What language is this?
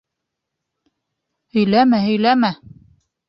Bashkir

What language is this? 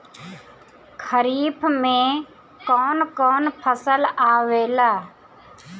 Bhojpuri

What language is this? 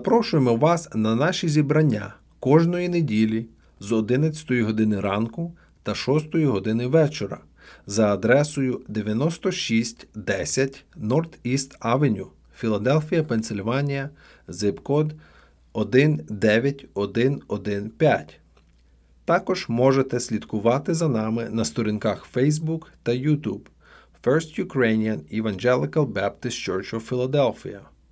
Ukrainian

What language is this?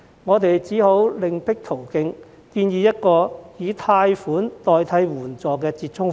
Cantonese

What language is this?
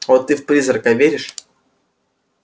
Russian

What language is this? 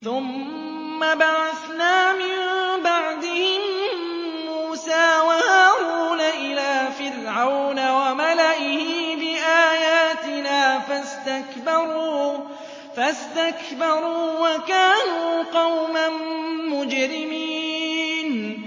Arabic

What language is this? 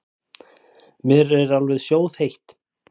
Icelandic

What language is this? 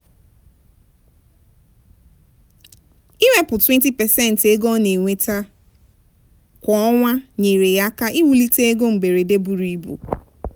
Igbo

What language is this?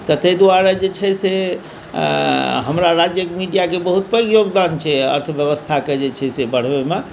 Maithili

